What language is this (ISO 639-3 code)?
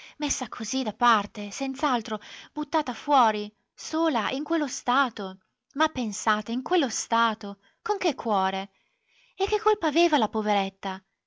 ita